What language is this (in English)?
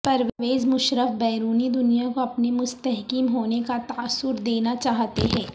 Urdu